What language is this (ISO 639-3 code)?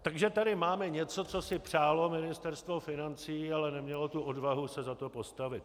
ces